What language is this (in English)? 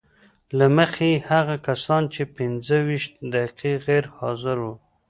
Pashto